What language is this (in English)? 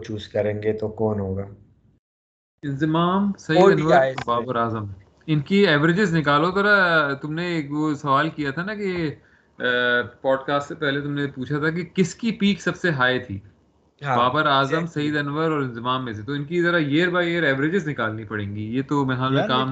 Urdu